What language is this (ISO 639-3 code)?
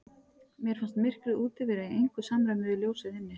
isl